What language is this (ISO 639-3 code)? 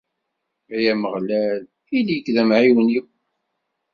kab